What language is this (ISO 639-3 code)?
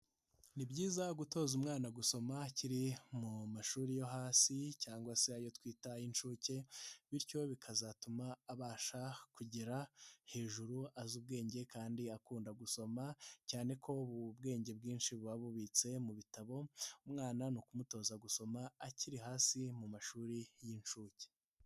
kin